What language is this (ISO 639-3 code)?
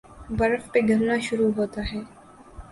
urd